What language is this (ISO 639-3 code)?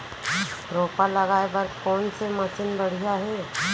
hne